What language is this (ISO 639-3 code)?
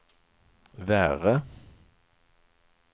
swe